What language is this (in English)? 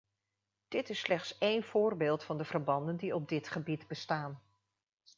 Dutch